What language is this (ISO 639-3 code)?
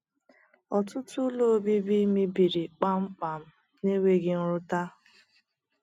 ibo